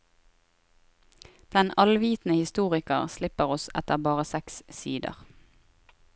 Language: Norwegian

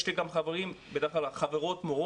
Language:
Hebrew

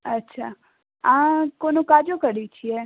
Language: Maithili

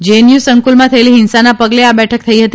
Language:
Gujarati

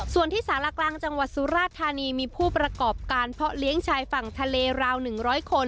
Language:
Thai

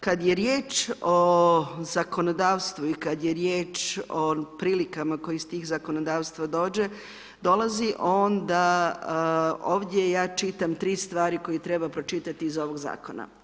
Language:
Croatian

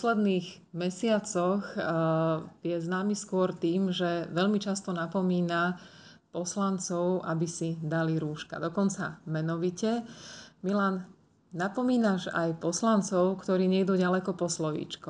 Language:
Slovak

